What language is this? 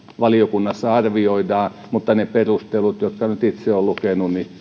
Finnish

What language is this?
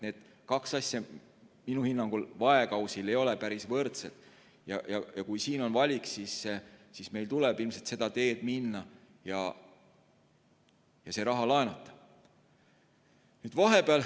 Estonian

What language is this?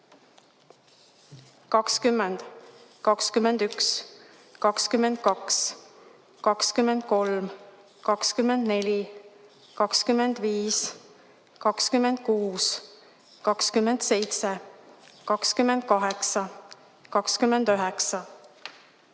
Estonian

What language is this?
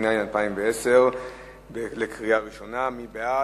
Hebrew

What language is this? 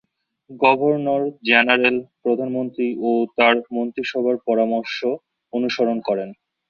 Bangla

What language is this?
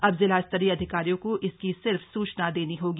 Hindi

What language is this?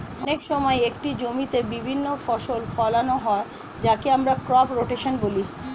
Bangla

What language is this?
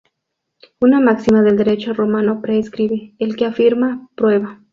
Spanish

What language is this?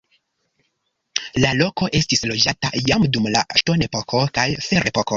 Esperanto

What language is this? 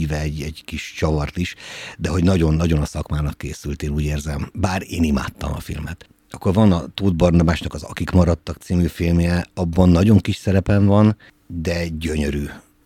Hungarian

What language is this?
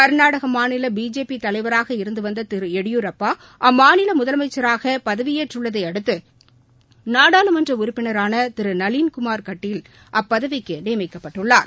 Tamil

